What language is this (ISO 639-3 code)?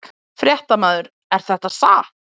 isl